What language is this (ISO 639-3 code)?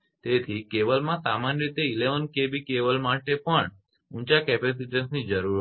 guj